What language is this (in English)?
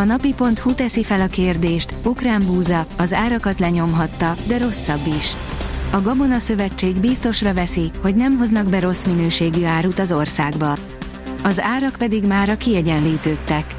Hungarian